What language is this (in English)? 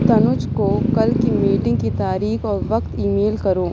Urdu